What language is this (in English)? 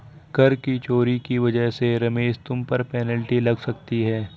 Hindi